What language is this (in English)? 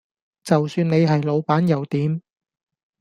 Cantonese